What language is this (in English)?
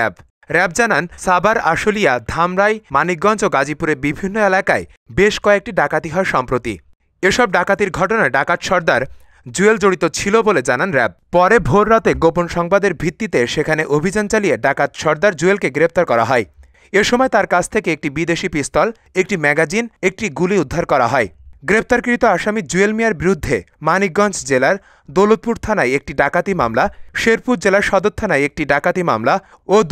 Bangla